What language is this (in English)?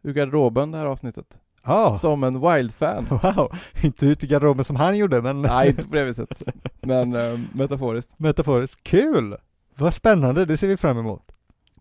Swedish